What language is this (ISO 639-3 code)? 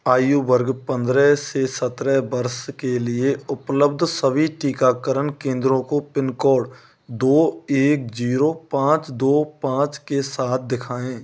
hin